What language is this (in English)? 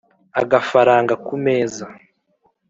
Kinyarwanda